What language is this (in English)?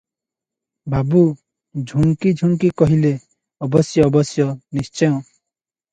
Odia